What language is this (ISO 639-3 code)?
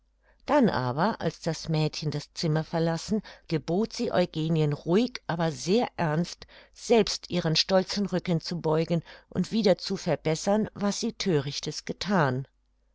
deu